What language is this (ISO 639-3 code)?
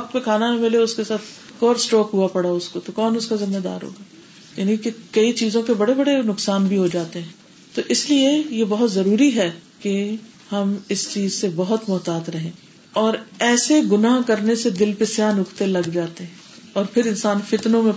urd